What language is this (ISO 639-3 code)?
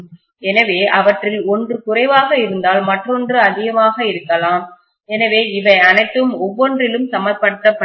tam